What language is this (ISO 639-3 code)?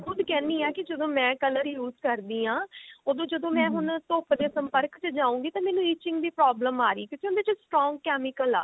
pan